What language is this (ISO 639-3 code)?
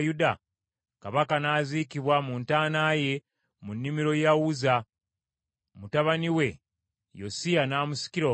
lug